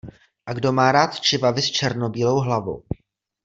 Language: Czech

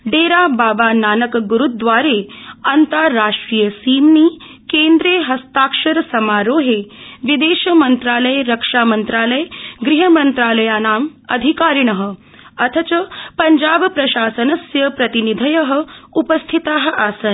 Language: Sanskrit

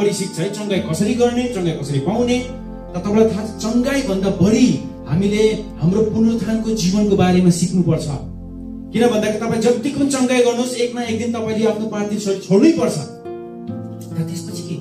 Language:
Korean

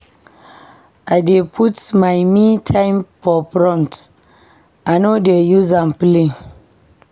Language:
Nigerian Pidgin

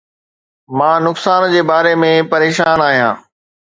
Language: Sindhi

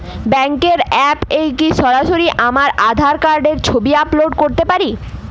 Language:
Bangla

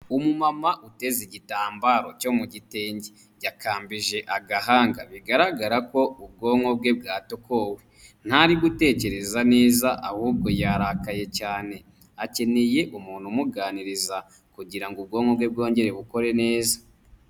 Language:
Kinyarwanda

